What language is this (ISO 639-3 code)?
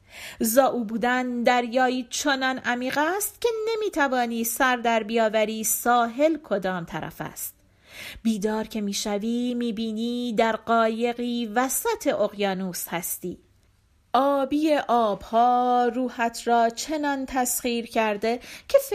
fas